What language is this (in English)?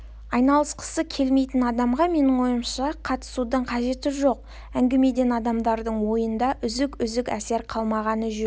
Kazakh